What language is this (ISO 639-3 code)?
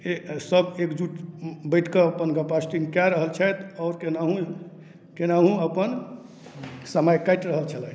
mai